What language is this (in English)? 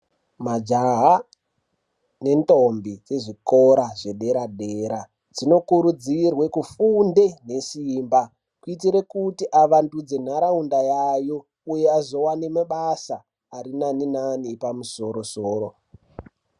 Ndau